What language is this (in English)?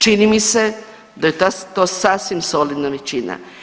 Croatian